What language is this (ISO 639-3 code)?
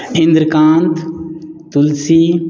mai